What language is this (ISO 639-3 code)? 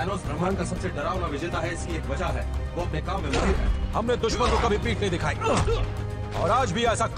hin